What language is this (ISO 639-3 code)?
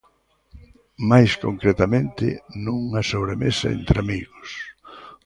glg